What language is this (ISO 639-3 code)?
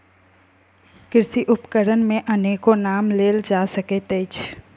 mai